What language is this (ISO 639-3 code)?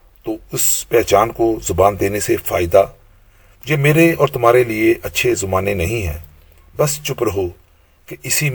urd